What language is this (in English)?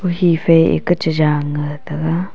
Wancho Naga